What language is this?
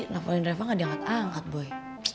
Indonesian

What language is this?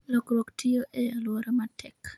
Luo (Kenya and Tanzania)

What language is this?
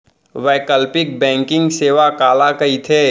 Chhattisgarhi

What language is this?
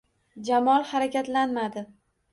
Uzbek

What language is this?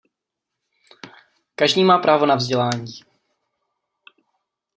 Czech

